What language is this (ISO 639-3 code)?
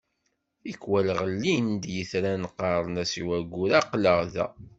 kab